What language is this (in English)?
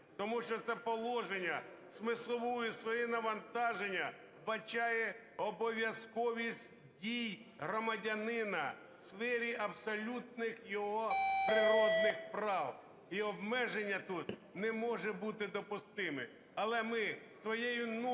Ukrainian